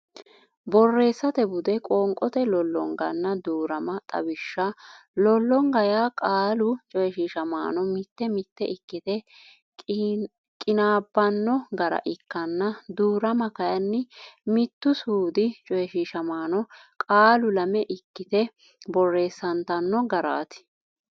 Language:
Sidamo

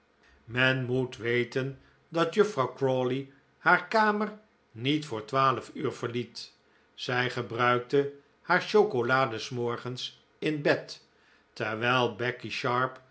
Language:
Dutch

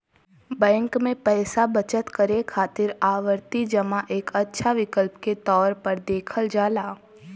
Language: Bhojpuri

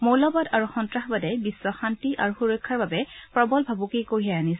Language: Assamese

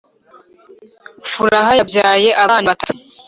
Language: Kinyarwanda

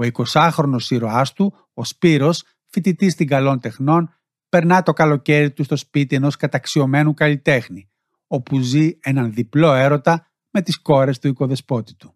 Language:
Greek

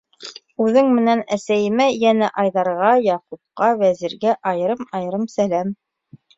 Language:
Bashkir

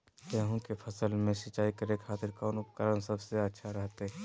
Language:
Magahi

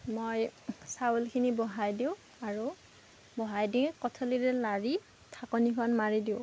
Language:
Assamese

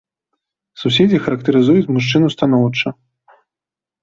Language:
Belarusian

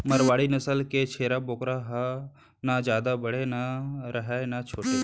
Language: Chhattisgarhi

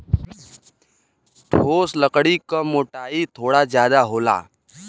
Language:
Bhojpuri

